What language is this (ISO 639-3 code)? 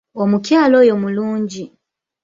lug